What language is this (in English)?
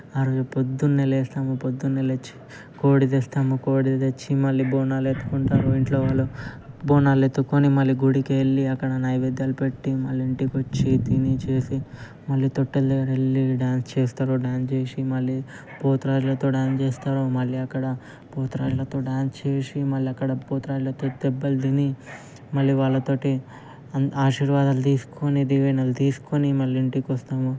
Telugu